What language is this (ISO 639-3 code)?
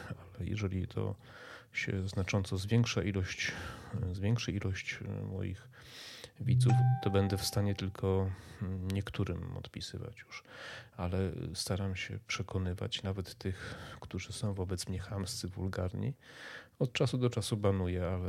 pol